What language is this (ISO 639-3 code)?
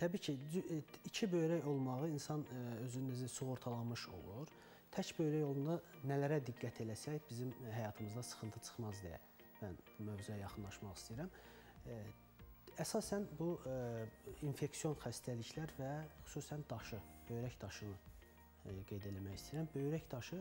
tur